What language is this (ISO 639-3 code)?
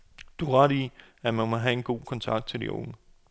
dan